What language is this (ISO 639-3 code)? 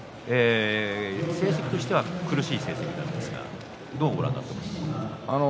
jpn